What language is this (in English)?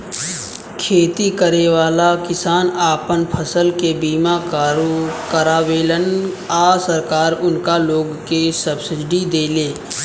Bhojpuri